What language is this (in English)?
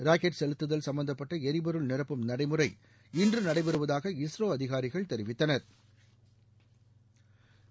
Tamil